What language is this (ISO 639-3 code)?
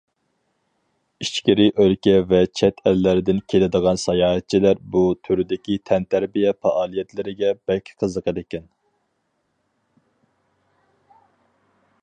uig